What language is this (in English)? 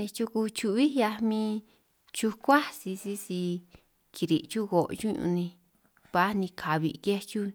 San Martín Itunyoso Triqui